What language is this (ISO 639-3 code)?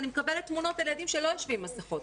heb